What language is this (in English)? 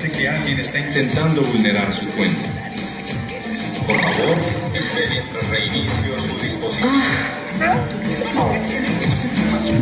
Spanish